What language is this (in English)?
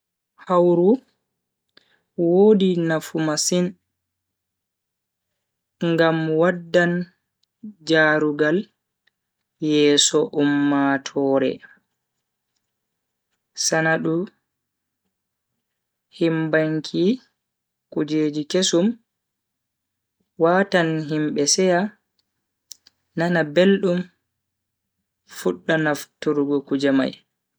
Bagirmi Fulfulde